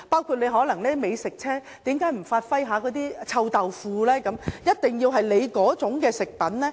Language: Cantonese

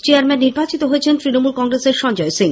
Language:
Bangla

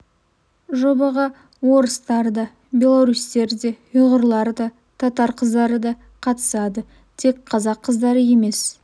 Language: Kazakh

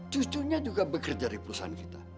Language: Indonesian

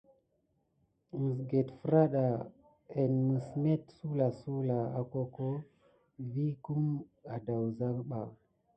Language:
Gidar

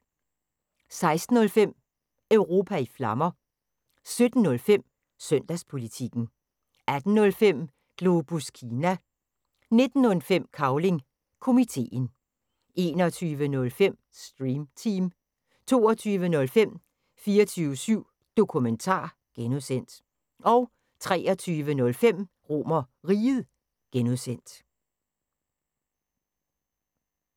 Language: Danish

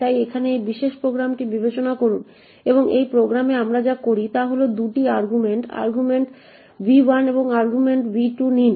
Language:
Bangla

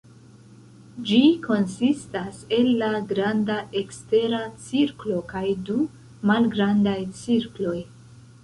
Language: Esperanto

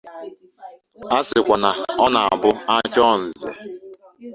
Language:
Igbo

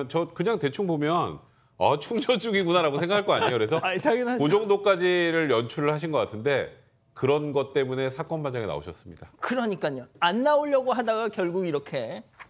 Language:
Korean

